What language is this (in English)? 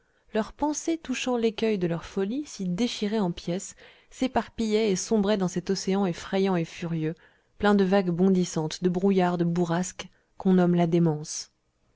French